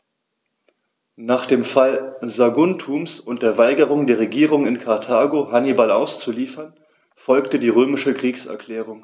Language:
German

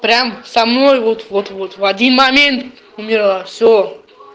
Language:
Russian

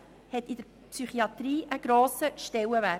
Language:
Swiss German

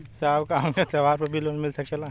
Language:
Bhojpuri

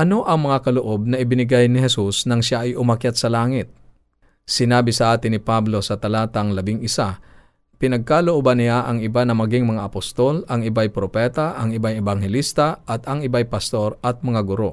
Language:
Filipino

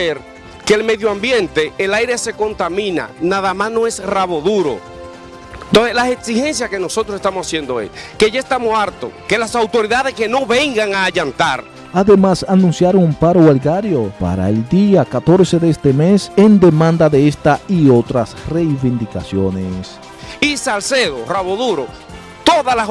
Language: Spanish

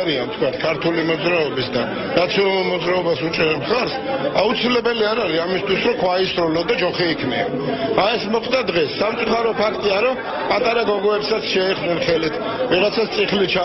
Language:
Hebrew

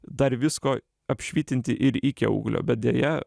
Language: Lithuanian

